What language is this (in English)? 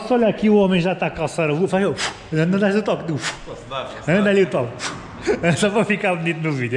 Portuguese